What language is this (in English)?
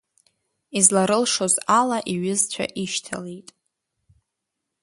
Abkhazian